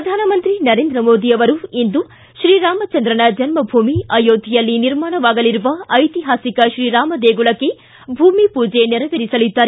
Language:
Kannada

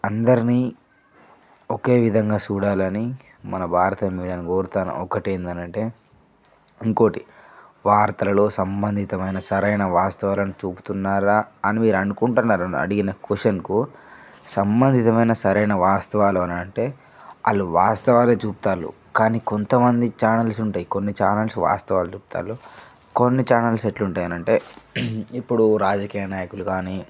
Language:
Telugu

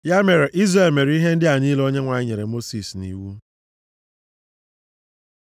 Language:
Igbo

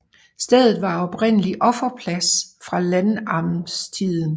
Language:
Danish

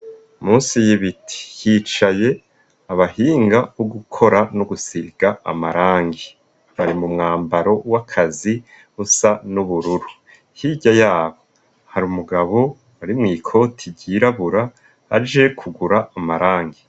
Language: Rundi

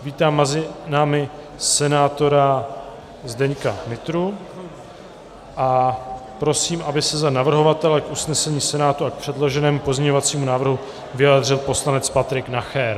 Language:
Czech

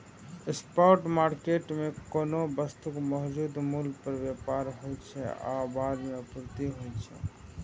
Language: Maithili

